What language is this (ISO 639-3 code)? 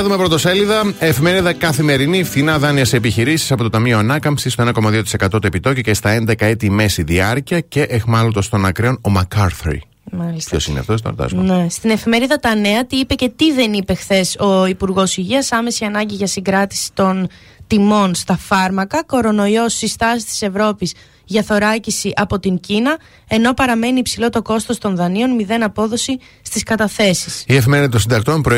ell